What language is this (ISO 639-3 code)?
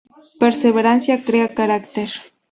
spa